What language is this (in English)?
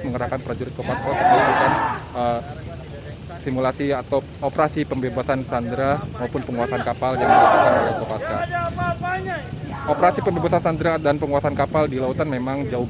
Indonesian